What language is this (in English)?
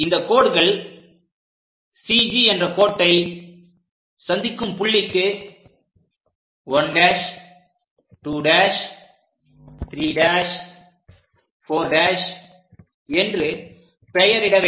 Tamil